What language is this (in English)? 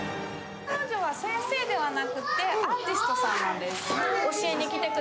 Japanese